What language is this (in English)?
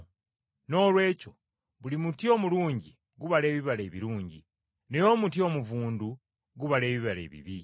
Ganda